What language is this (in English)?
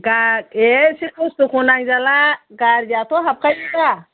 Bodo